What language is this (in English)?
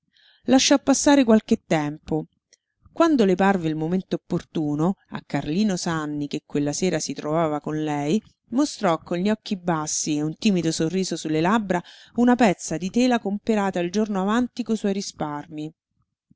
Italian